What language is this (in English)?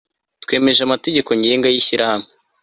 Kinyarwanda